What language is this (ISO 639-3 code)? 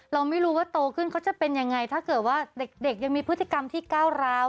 tha